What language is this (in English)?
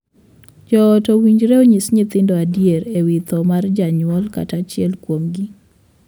Luo (Kenya and Tanzania)